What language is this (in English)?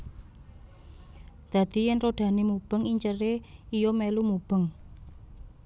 Javanese